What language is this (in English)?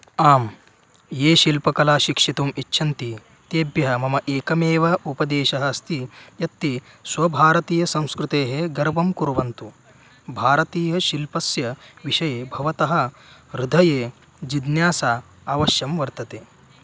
Sanskrit